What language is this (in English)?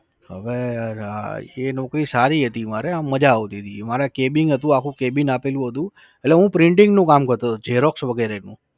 Gujarati